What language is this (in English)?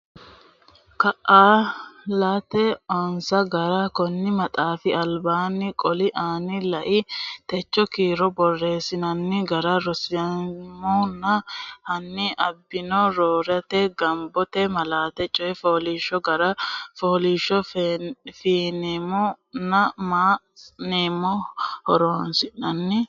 Sidamo